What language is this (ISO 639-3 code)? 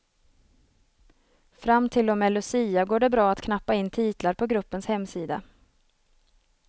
swe